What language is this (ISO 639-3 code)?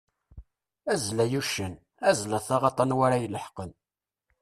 kab